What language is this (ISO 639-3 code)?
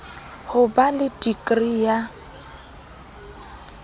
sot